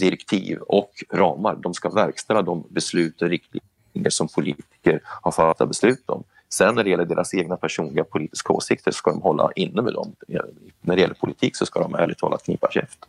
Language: Swedish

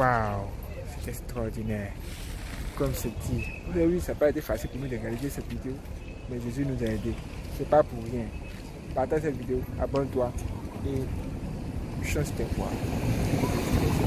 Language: French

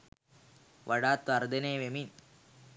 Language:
Sinhala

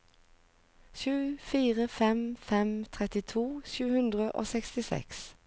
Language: Norwegian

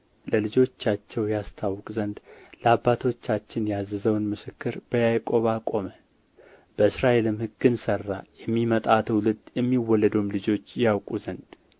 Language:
Amharic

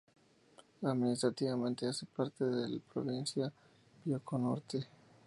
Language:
Spanish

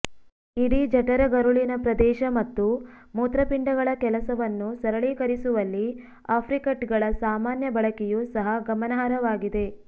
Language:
Kannada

